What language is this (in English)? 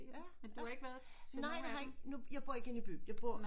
Danish